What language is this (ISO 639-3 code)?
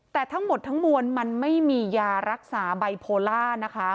tha